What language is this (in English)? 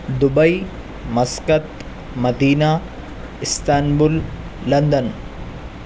Urdu